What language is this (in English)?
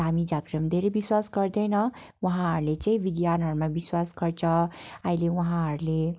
Nepali